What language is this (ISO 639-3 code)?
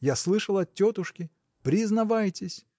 rus